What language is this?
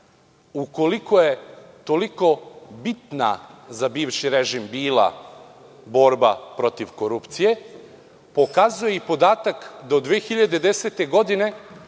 Serbian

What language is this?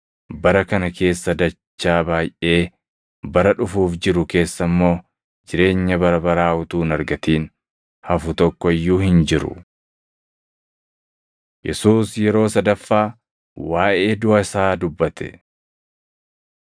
Oromo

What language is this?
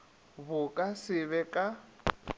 Northern Sotho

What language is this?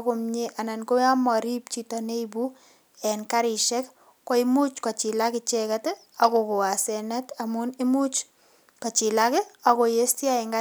Kalenjin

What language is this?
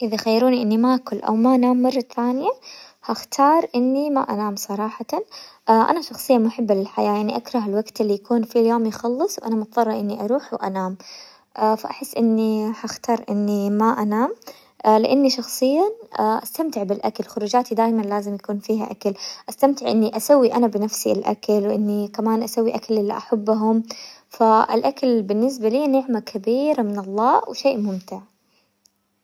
Hijazi Arabic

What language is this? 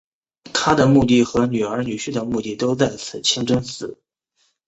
Chinese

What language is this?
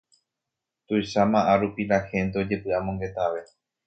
Guarani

